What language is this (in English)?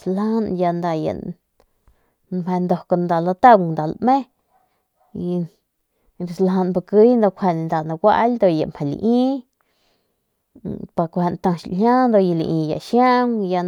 Northern Pame